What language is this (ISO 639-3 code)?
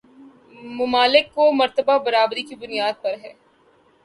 urd